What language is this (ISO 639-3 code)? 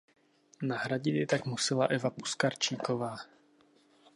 ces